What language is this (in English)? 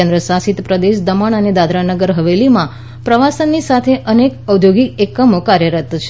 Gujarati